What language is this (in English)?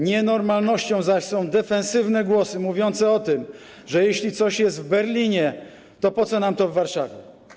Polish